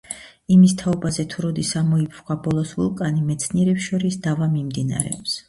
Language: Georgian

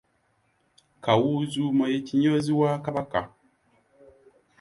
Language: Ganda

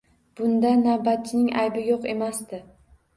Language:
Uzbek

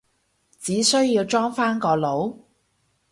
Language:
Cantonese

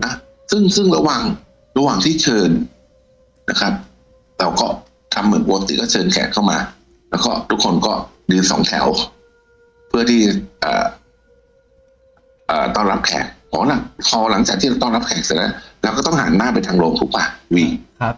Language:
Thai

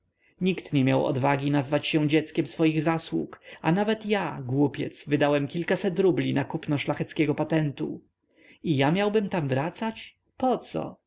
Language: Polish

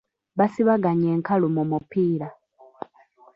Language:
Ganda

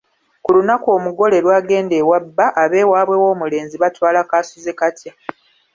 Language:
Ganda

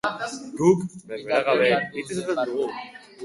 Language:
Basque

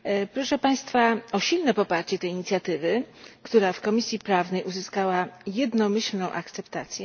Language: Polish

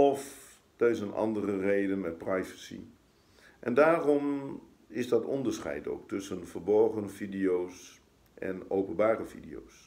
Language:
Dutch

